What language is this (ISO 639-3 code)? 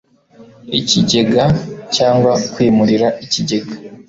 kin